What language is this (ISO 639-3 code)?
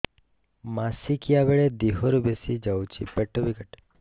ori